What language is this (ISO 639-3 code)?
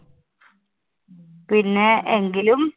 mal